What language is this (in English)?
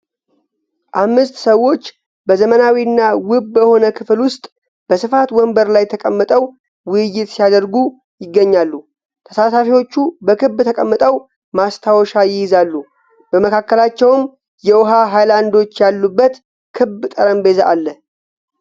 Amharic